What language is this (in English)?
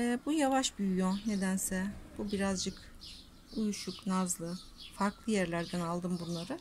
Turkish